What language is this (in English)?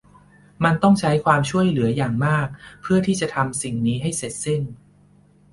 Thai